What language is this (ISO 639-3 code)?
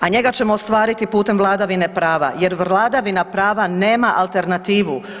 hrv